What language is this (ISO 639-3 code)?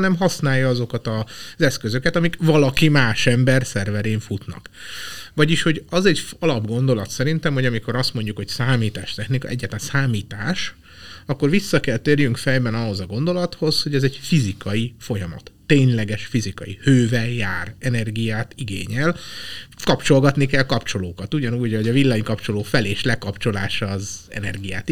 hun